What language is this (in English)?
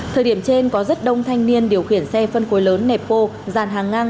Vietnamese